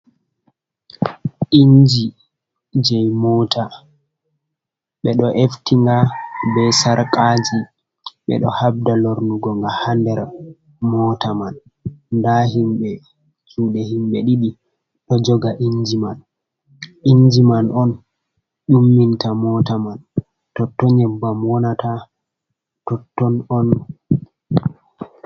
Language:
Fula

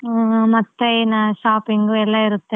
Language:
Kannada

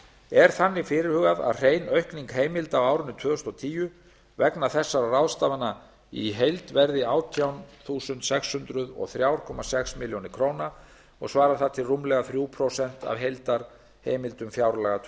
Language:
Icelandic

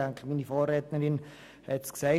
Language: Swiss German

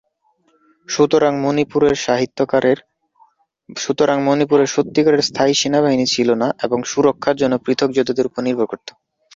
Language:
Bangla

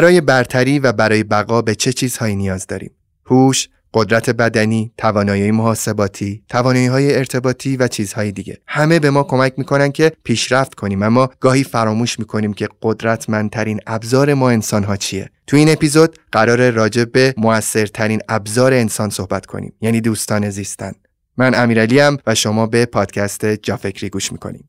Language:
Persian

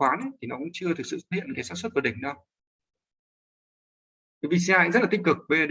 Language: Vietnamese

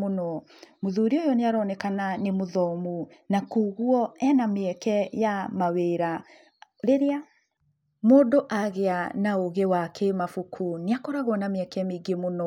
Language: Kikuyu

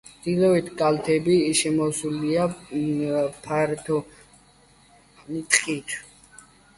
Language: Georgian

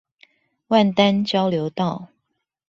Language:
Chinese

